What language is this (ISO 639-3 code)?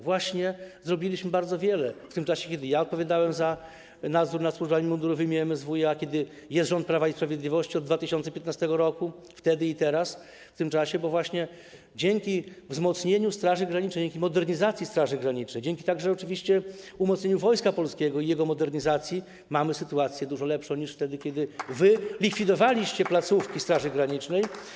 pol